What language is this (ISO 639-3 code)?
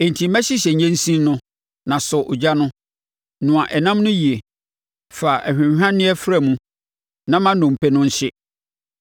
aka